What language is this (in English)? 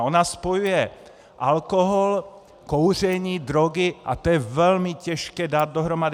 Czech